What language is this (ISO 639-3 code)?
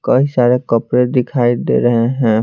hin